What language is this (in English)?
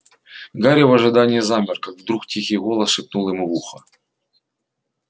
Russian